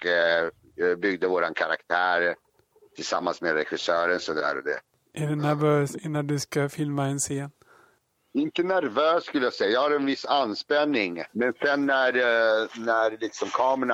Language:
Swedish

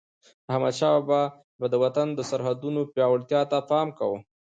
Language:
Pashto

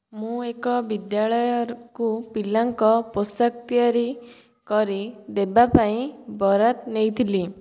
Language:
Odia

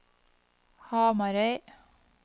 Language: Norwegian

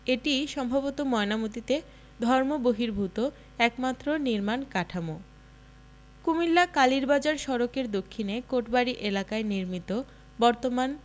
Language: Bangla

